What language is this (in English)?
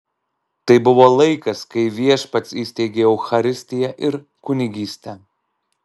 Lithuanian